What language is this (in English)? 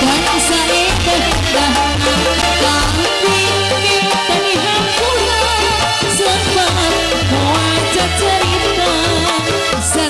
Indonesian